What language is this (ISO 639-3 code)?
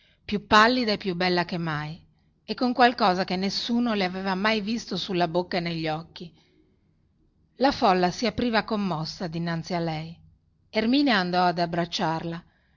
ita